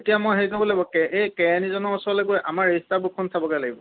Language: Assamese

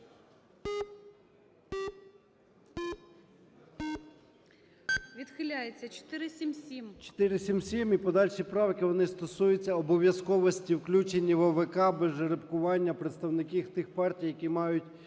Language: Ukrainian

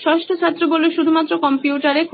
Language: Bangla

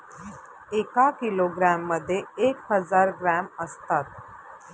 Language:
Marathi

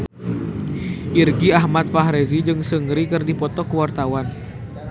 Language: Sundanese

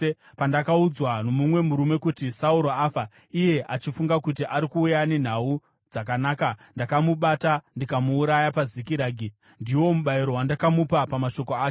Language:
Shona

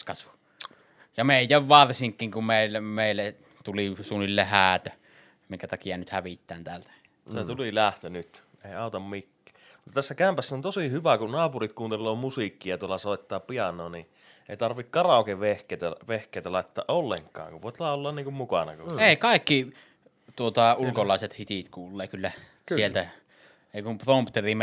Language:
Finnish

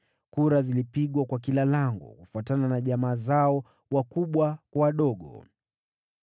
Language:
Swahili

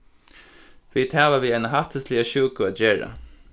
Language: Faroese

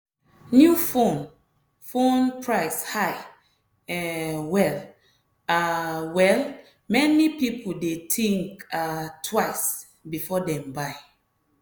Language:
Nigerian Pidgin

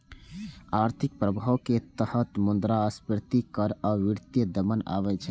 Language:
Maithili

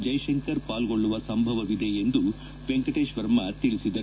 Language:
Kannada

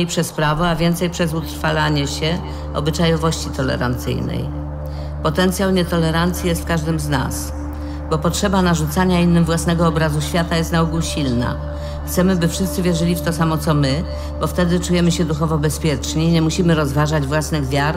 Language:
Polish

